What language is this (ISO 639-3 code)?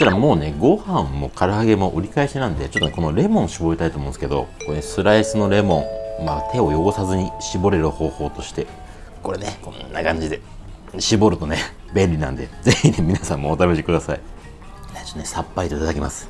jpn